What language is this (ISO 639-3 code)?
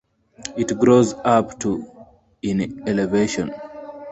eng